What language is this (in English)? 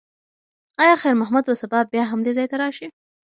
Pashto